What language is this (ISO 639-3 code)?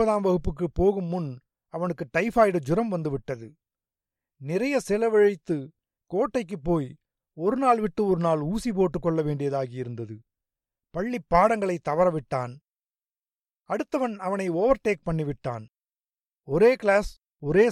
tam